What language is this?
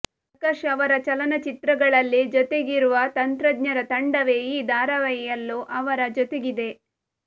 Kannada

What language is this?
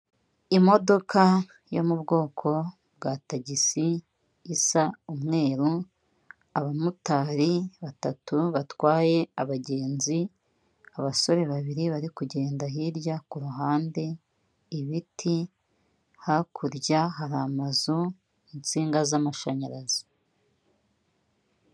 Kinyarwanda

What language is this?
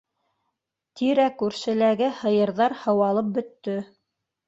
Bashkir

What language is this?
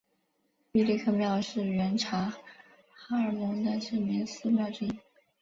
Chinese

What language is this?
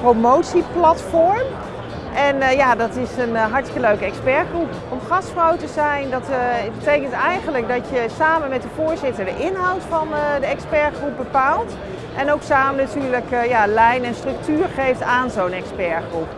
Dutch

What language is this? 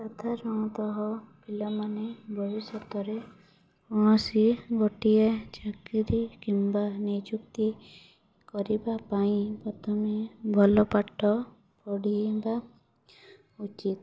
Odia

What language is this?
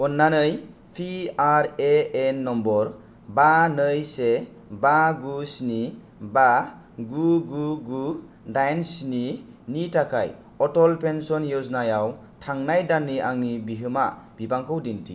Bodo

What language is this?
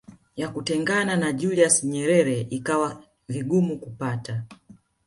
Swahili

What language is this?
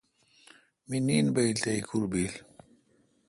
Kalkoti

